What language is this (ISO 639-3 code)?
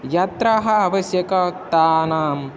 san